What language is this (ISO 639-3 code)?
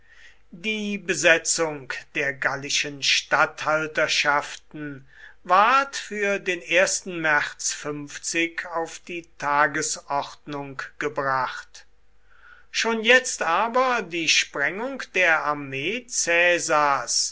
deu